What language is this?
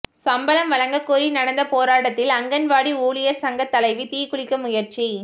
Tamil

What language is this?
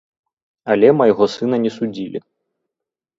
Belarusian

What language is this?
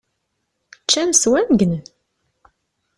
Kabyle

